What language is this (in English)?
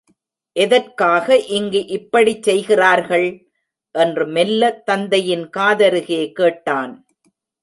Tamil